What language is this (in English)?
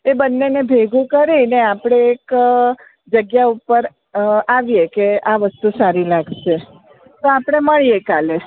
Gujarati